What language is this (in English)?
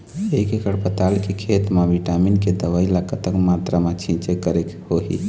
Chhattisgarhi